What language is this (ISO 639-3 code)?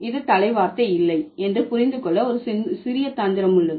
tam